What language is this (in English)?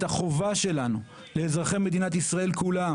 Hebrew